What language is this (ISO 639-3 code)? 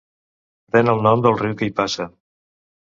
cat